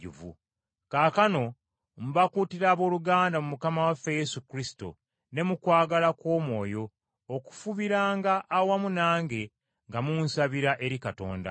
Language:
Ganda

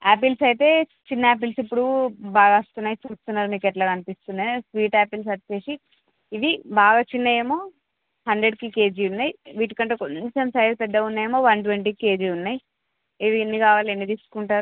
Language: Telugu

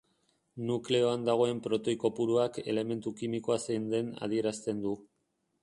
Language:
Basque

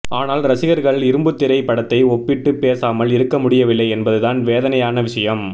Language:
Tamil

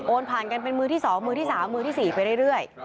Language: Thai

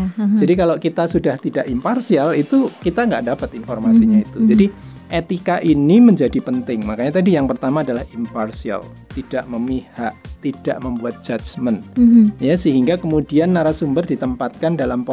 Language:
Indonesian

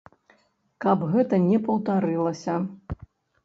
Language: Belarusian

